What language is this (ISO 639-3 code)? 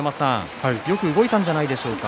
jpn